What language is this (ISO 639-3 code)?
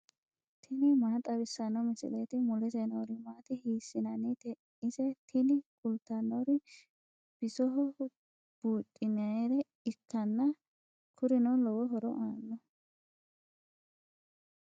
sid